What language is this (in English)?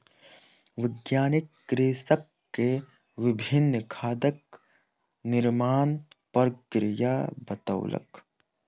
Maithili